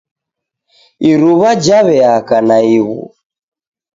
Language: Taita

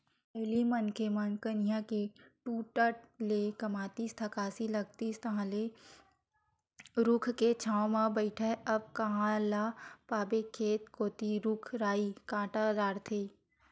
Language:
Chhattisgarhi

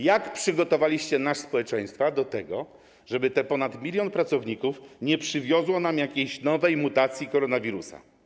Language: Polish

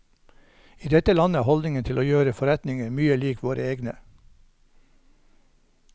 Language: Norwegian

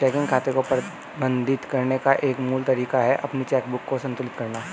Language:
Hindi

